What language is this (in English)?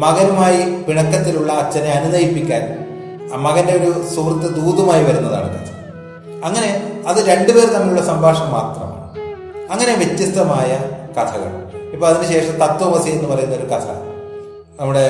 Malayalam